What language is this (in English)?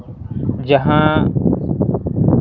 Santali